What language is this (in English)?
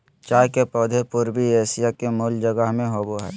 Magahi